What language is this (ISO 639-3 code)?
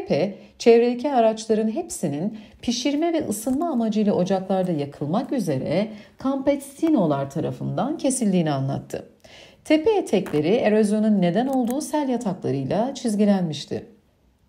tur